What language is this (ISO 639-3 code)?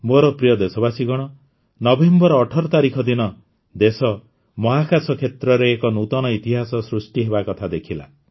ori